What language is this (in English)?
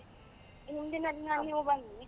Kannada